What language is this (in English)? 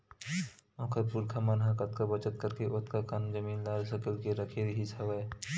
Chhattisgarhi